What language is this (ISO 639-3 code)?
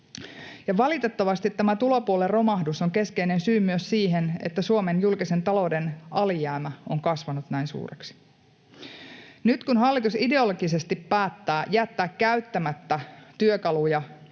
fin